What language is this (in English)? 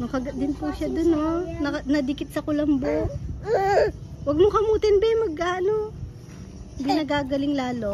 Filipino